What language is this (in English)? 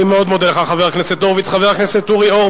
Hebrew